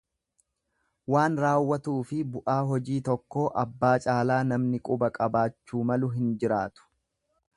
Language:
Oromo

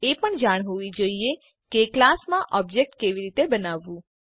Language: Gujarati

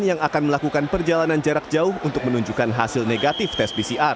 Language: Indonesian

